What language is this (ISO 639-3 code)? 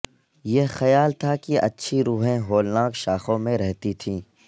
urd